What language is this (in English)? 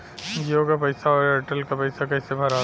Bhojpuri